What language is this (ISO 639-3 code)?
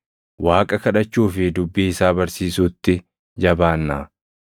orm